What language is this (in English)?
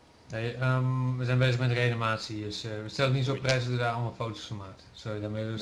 Dutch